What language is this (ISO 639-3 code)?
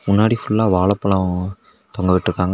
tam